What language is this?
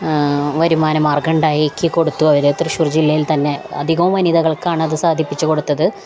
Malayalam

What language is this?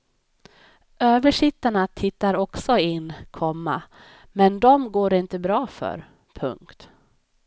Swedish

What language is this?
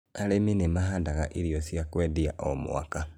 Kikuyu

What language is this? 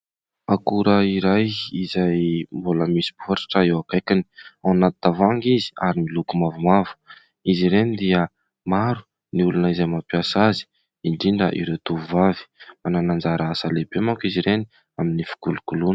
Malagasy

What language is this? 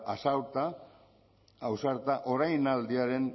Basque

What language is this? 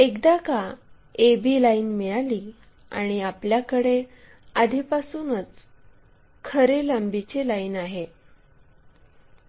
Marathi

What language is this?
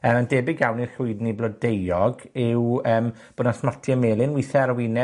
Welsh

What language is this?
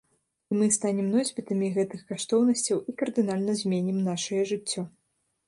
Belarusian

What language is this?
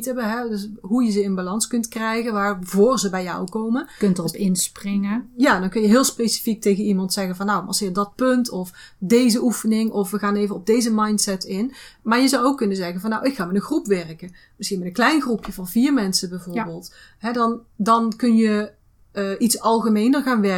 Dutch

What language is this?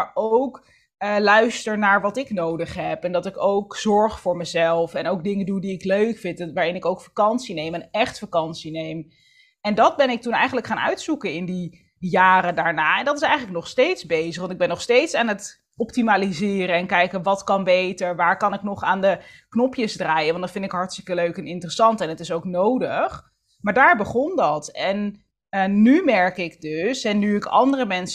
Dutch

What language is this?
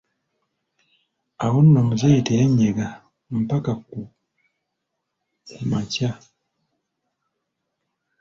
Ganda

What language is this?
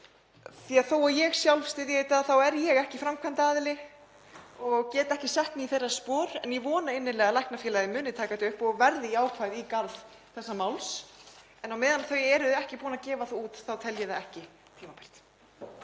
Icelandic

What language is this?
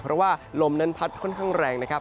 Thai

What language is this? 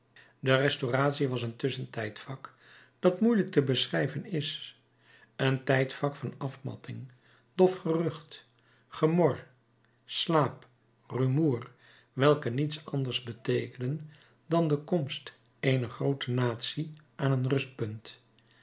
Dutch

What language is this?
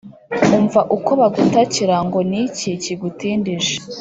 Kinyarwanda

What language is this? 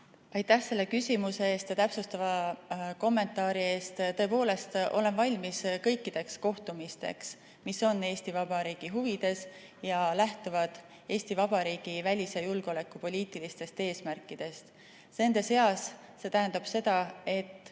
Estonian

